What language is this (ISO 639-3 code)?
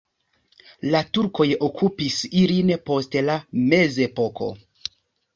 epo